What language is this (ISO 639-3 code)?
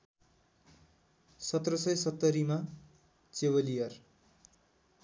nep